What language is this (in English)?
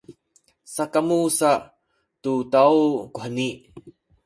Sakizaya